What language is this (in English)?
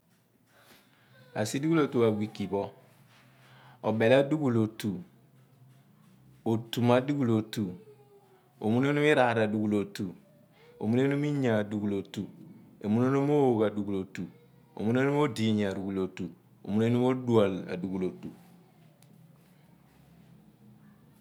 Abua